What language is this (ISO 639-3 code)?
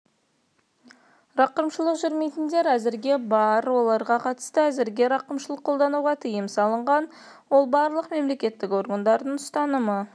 kaz